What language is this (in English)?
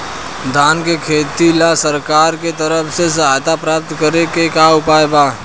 Bhojpuri